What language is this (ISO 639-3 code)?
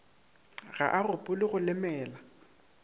nso